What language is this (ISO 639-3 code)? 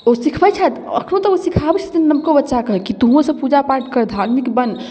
mai